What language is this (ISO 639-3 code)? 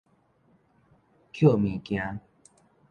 nan